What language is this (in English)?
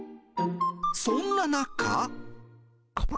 Japanese